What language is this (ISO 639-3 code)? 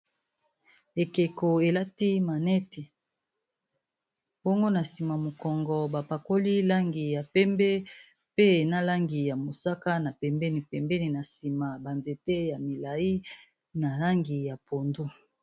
lin